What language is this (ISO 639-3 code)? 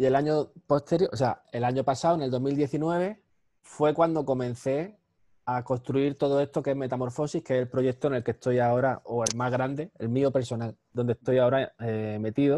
spa